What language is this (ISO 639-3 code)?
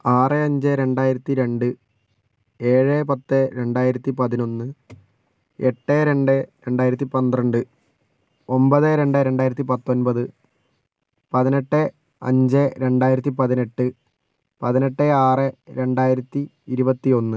mal